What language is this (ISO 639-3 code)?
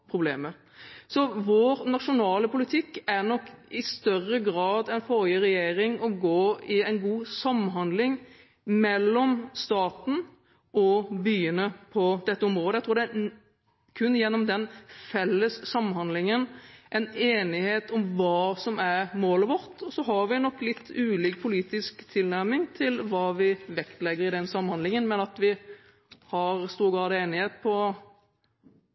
nob